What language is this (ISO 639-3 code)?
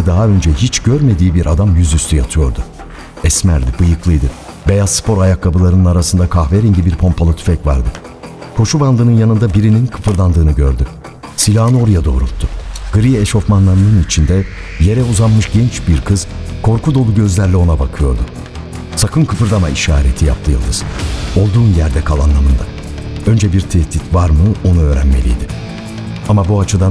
tur